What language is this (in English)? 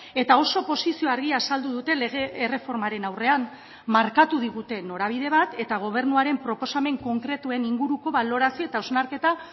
Basque